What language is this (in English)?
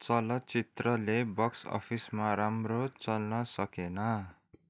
Nepali